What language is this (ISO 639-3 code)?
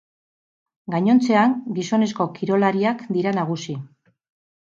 eus